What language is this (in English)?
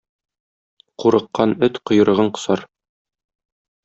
Tatar